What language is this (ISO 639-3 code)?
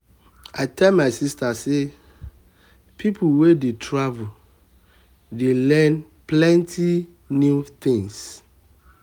pcm